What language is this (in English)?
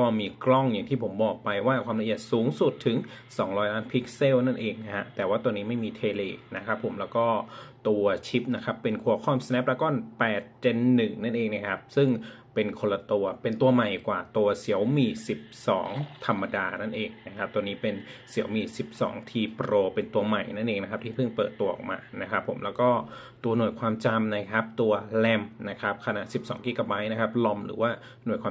Thai